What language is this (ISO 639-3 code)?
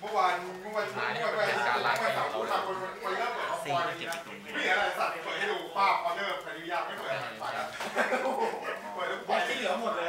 tha